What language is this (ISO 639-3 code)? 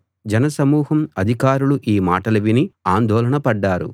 tel